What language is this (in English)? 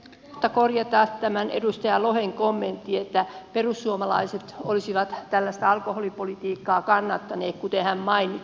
Finnish